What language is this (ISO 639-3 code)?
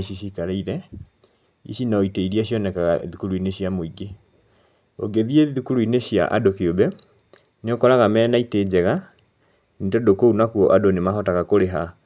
kik